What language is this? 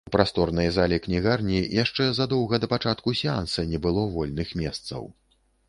Belarusian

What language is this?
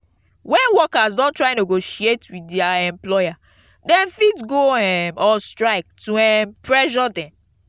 Nigerian Pidgin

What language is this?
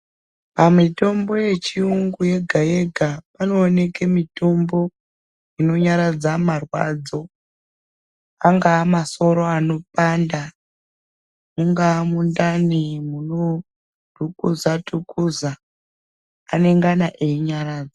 Ndau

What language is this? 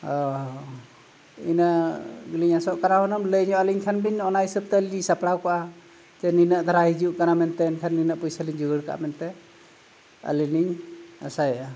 Santali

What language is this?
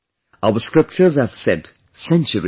English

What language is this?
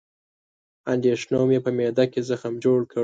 Pashto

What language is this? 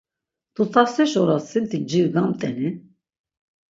Laz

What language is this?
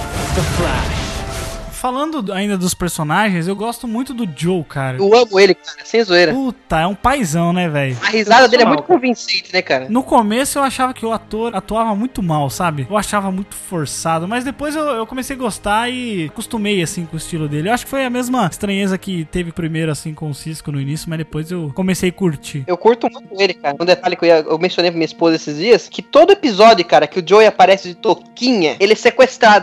Portuguese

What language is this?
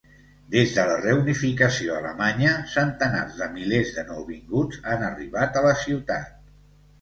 Catalan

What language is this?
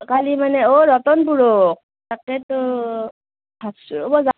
Assamese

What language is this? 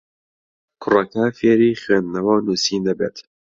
Central Kurdish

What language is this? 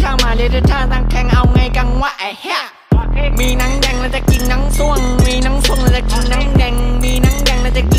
Thai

